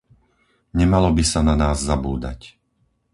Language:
Slovak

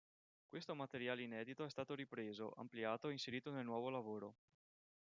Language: Italian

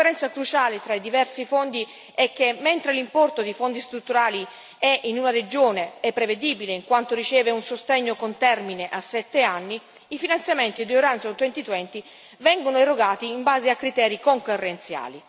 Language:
Italian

